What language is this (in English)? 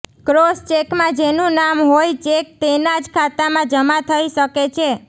Gujarati